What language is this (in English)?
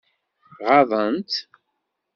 Kabyle